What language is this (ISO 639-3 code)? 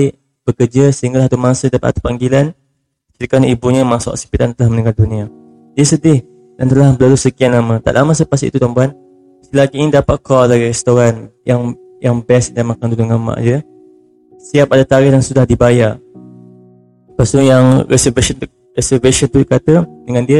msa